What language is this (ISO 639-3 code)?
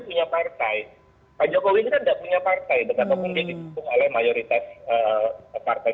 ind